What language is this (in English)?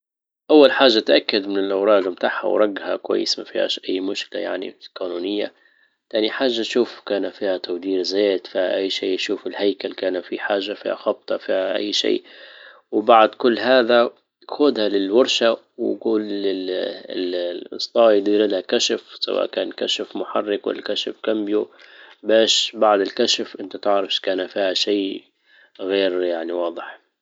Libyan Arabic